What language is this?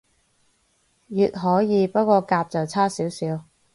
Cantonese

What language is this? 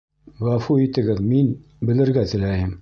Bashkir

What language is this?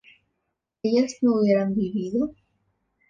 Spanish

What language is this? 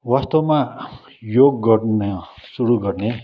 Nepali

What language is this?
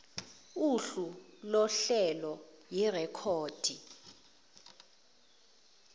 Zulu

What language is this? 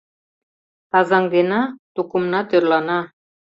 Mari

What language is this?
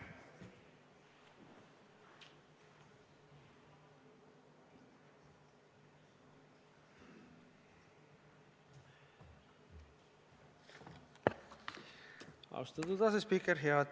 Estonian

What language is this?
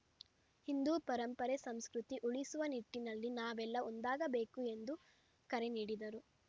Kannada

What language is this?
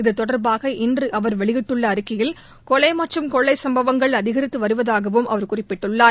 Tamil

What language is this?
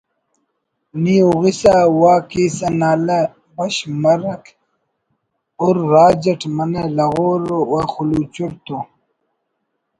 Brahui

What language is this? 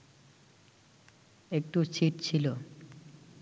Bangla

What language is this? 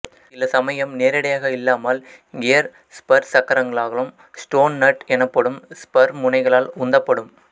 Tamil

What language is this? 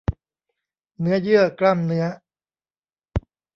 Thai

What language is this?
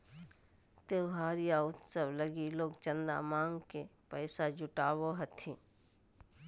Magahi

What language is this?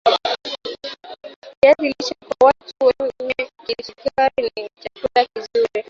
Swahili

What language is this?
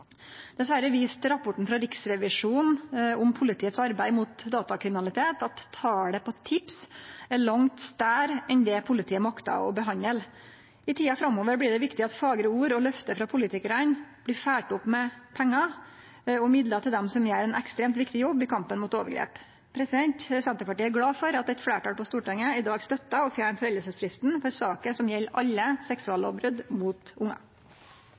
Norwegian Nynorsk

